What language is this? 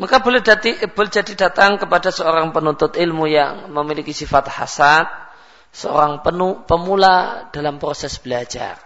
Malay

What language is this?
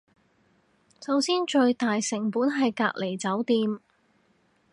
Cantonese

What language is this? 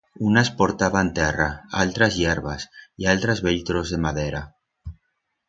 Aragonese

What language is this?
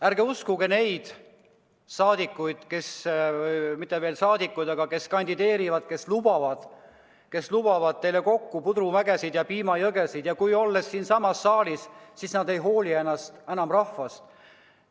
Estonian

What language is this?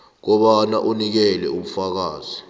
South Ndebele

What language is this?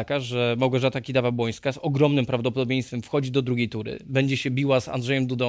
Polish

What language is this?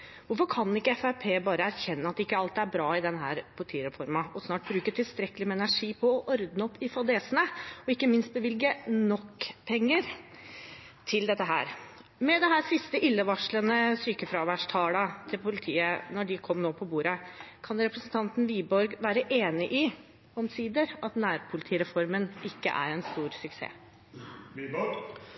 Norwegian Bokmål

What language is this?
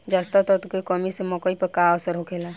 Bhojpuri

